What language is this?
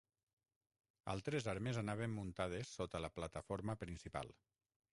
Catalan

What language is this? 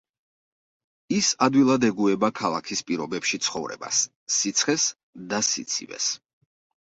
Georgian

